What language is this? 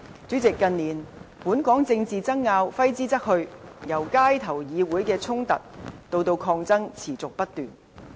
Cantonese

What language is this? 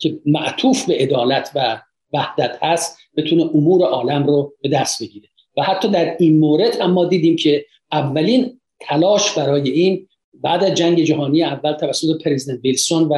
Persian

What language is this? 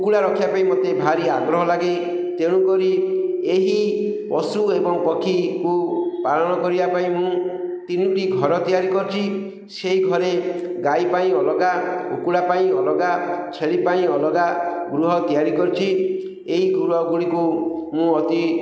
Odia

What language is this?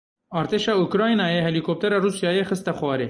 Kurdish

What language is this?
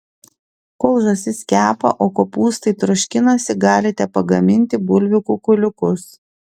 Lithuanian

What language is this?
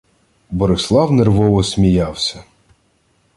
Ukrainian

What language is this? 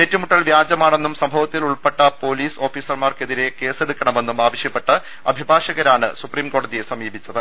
Malayalam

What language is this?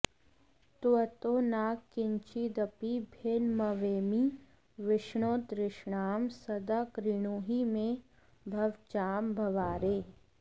Sanskrit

